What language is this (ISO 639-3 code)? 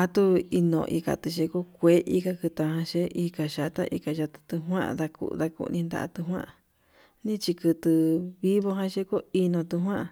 mab